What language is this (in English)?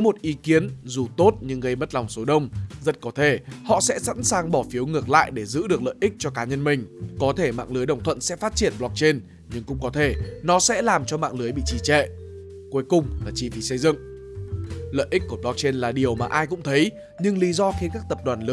Vietnamese